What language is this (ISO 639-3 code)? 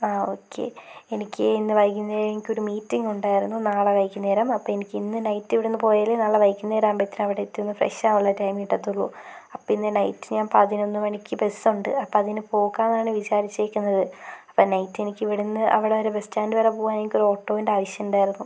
mal